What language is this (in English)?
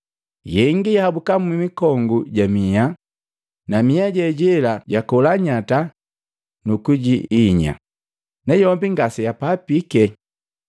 Matengo